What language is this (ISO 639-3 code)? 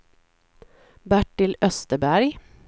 swe